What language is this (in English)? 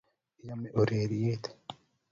Kalenjin